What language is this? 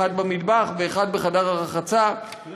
Hebrew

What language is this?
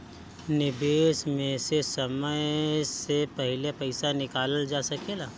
Bhojpuri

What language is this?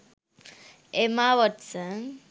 Sinhala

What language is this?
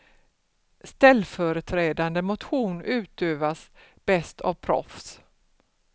Swedish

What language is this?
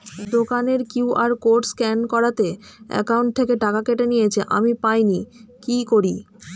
Bangla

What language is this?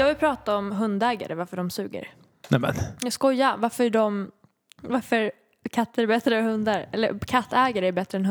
Swedish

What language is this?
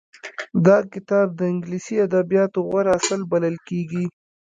Pashto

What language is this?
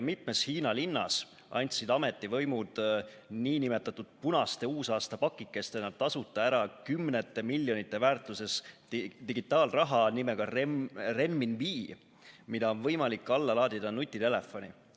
Estonian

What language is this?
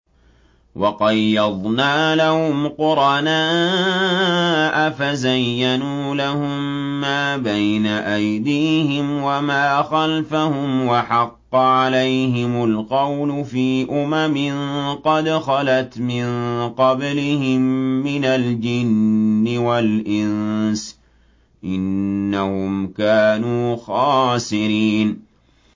Arabic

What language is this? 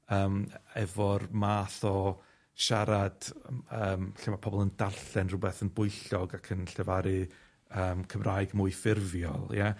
Welsh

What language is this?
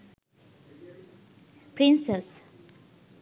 Sinhala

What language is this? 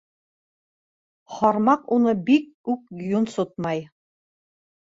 Bashkir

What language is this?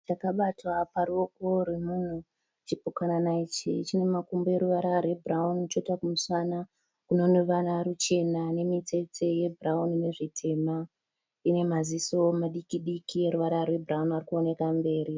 Shona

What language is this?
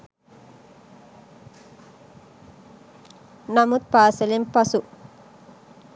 Sinhala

